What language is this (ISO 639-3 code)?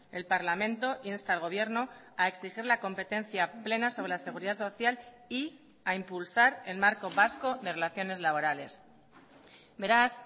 spa